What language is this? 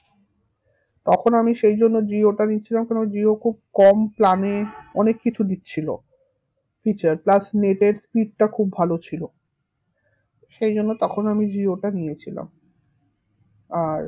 Bangla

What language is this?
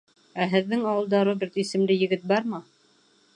Bashkir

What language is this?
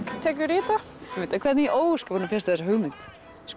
Icelandic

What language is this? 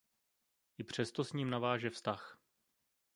Czech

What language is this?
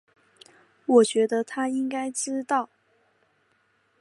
Chinese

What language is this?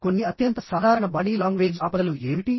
Telugu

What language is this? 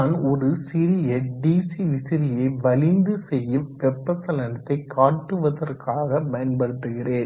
Tamil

